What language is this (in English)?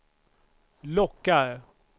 Swedish